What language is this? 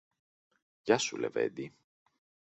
Greek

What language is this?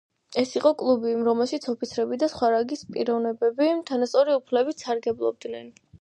Georgian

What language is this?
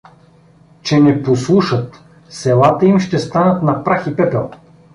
Bulgarian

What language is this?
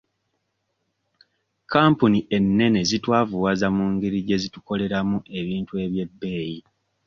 Ganda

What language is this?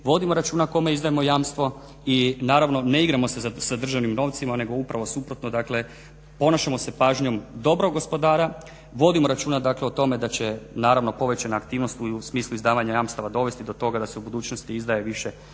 Croatian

